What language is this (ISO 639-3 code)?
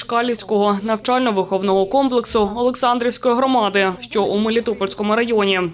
ukr